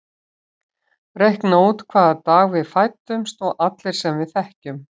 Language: Icelandic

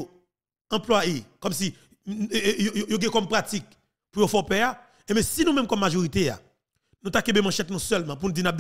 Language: French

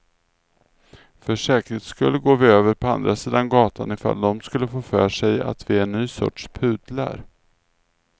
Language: Swedish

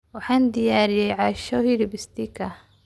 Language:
Somali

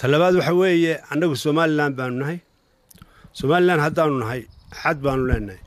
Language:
Arabic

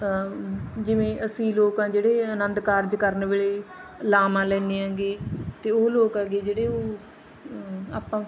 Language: Punjabi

